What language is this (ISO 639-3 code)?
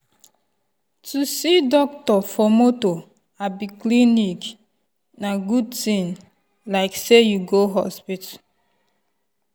pcm